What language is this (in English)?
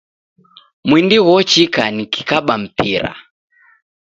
Taita